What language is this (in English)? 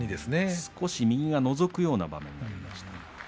Japanese